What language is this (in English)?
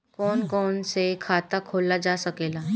Bhojpuri